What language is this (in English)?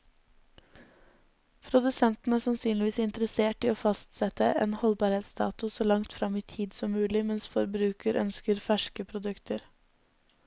Norwegian